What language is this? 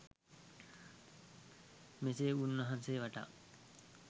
Sinhala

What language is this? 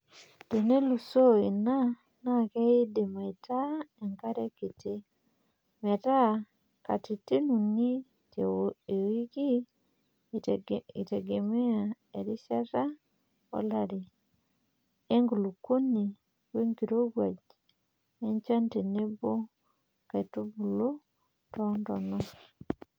Masai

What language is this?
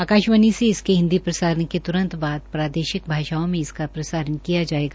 Hindi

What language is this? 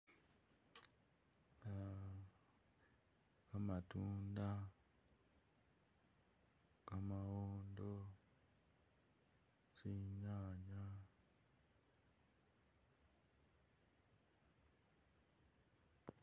Masaaba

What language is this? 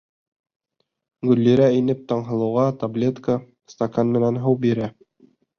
Bashkir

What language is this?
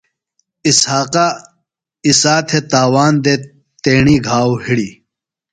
Phalura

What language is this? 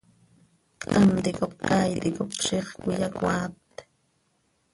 Seri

